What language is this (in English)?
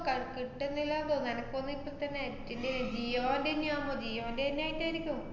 Malayalam